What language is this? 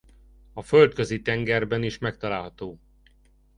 Hungarian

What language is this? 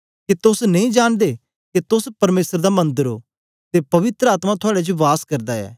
Dogri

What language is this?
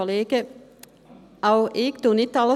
Swiss German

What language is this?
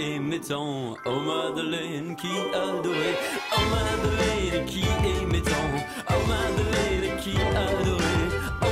Italian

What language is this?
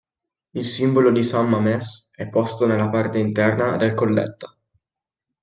Italian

